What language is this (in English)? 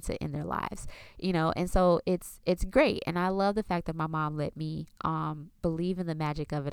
English